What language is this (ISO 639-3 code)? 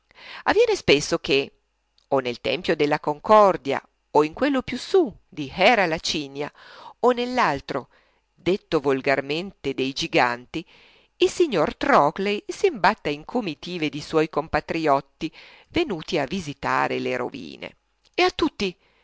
ita